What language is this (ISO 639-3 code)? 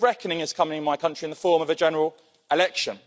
eng